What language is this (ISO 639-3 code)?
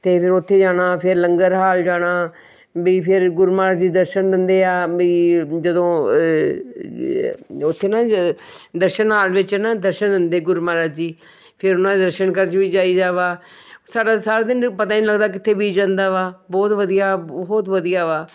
pan